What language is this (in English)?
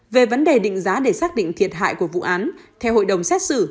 Vietnamese